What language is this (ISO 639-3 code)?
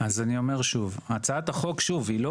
heb